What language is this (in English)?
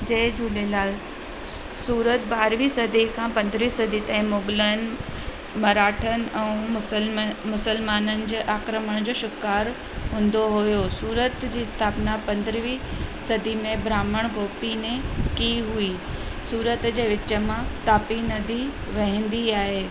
Sindhi